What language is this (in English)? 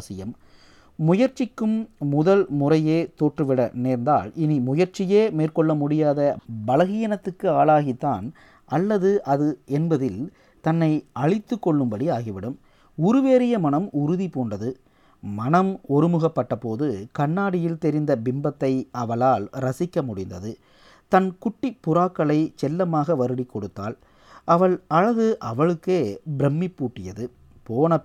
Tamil